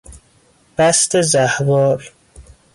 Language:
Persian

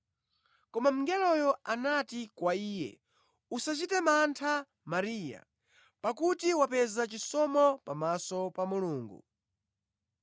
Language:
Nyanja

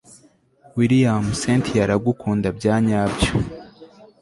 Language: Kinyarwanda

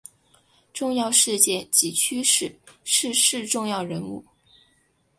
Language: Chinese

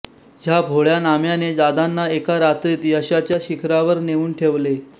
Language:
Marathi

